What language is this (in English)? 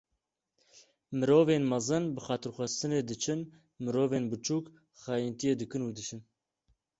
Kurdish